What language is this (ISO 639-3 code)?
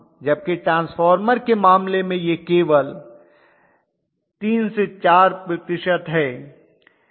hin